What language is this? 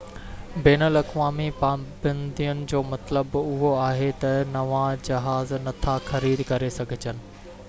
Sindhi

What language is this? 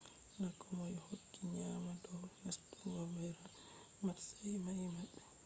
Fula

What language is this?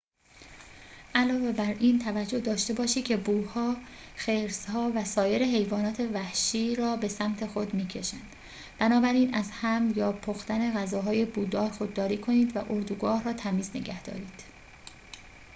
Persian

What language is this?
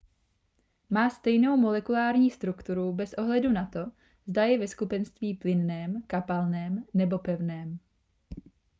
Czech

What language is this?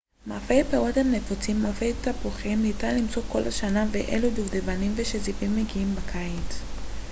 Hebrew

